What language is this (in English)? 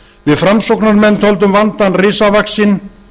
Icelandic